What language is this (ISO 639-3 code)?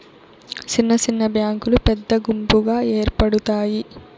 tel